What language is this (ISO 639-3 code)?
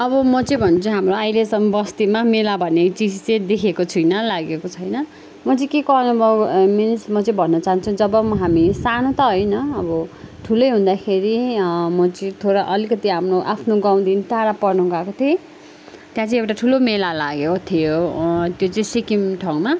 nep